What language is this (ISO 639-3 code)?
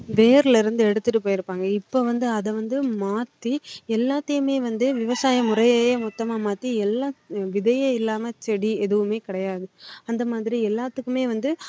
tam